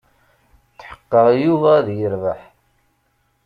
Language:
Kabyle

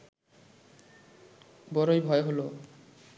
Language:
Bangla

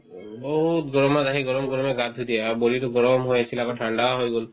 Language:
Assamese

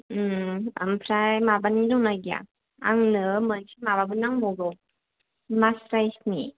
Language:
Bodo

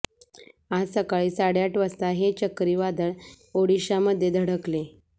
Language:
Marathi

